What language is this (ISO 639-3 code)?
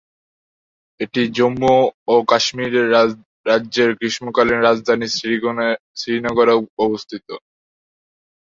ben